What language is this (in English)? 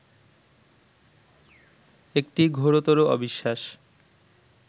Bangla